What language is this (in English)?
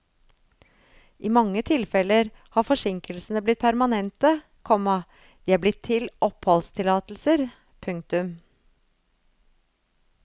Norwegian